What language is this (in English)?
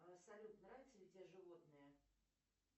Russian